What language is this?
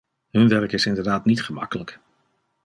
Dutch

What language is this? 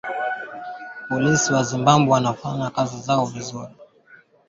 Swahili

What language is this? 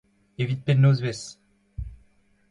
Breton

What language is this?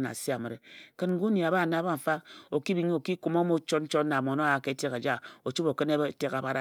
Ejagham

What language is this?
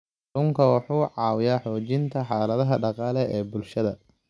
Somali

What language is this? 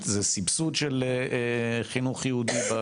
Hebrew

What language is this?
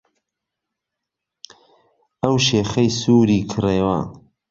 Central Kurdish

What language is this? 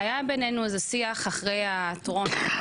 Hebrew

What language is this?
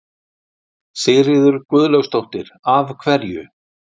Icelandic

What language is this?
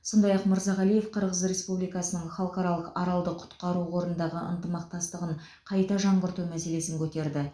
Kazakh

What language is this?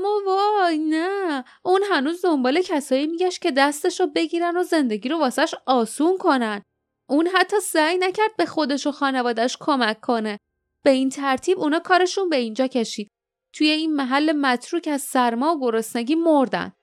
Persian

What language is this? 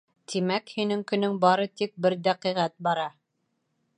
Bashkir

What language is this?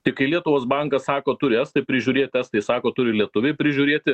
Lithuanian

